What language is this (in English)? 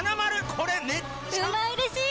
Japanese